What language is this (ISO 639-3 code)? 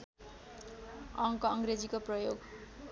nep